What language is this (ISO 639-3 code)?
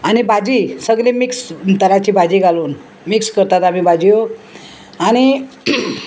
kok